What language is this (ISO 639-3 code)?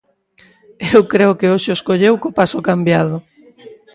glg